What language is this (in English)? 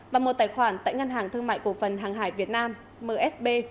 Vietnamese